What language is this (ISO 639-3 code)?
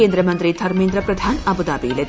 mal